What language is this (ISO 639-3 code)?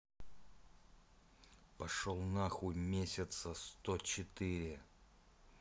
rus